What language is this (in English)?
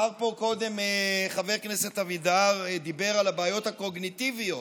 Hebrew